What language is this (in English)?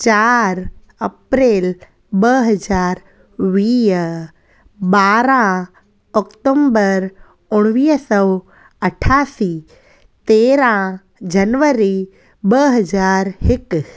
Sindhi